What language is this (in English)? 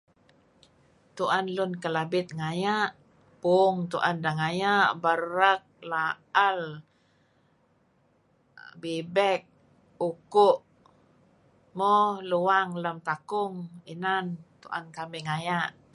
Kelabit